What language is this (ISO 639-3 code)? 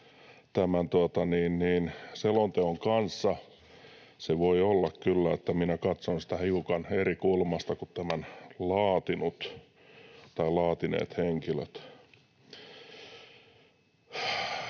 fin